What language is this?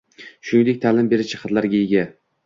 Uzbek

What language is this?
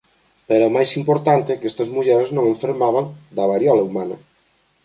Galician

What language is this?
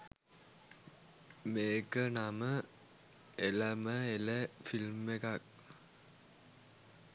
Sinhala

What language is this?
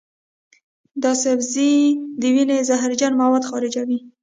Pashto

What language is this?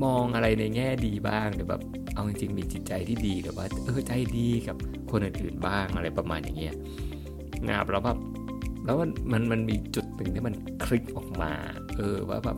Thai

